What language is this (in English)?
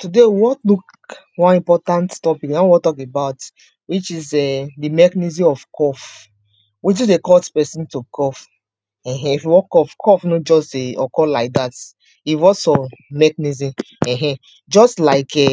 Nigerian Pidgin